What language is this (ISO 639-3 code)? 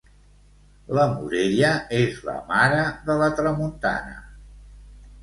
cat